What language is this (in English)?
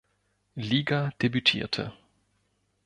German